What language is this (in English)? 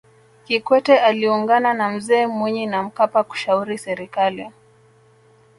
Swahili